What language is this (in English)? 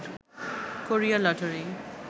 Bangla